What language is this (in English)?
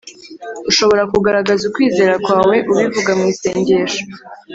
Kinyarwanda